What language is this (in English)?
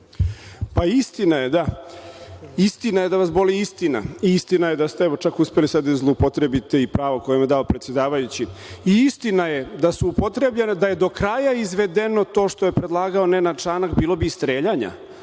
Serbian